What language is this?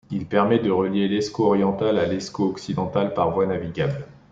French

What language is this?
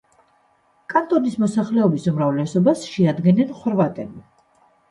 Georgian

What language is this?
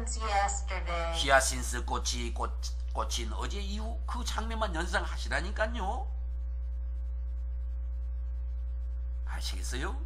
Korean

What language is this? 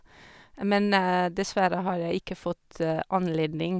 Norwegian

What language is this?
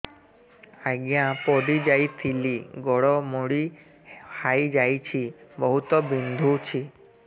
Odia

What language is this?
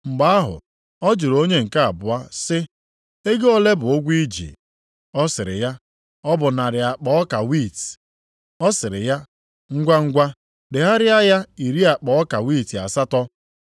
Igbo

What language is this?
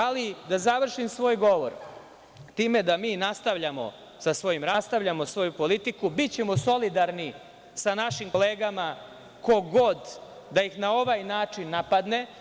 Serbian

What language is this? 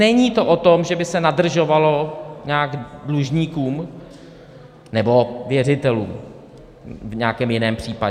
Czech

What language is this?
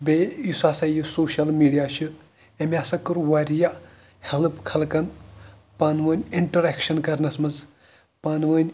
Kashmiri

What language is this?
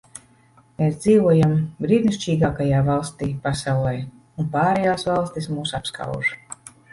Latvian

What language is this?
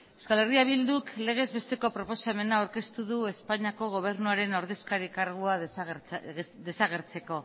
Basque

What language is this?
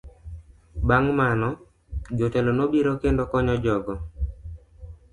Luo (Kenya and Tanzania)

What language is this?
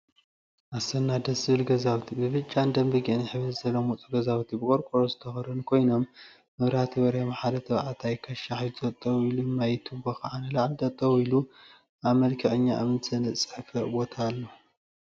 Tigrinya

